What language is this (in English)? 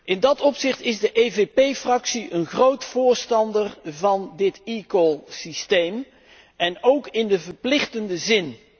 Dutch